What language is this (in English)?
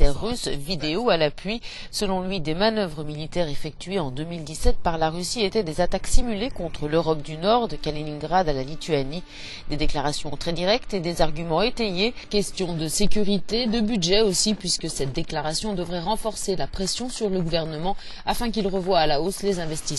French